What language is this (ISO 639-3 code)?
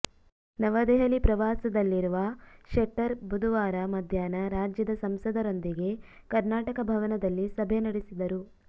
kan